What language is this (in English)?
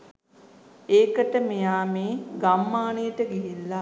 Sinhala